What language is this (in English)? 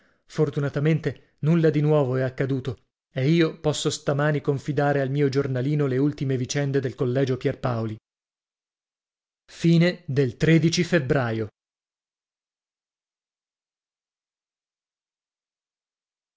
Italian